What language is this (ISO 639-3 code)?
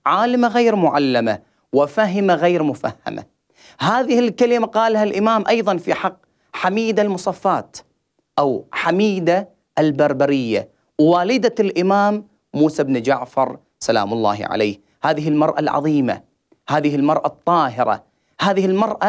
ara